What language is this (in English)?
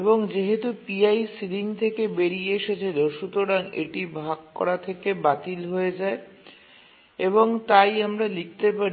Bangla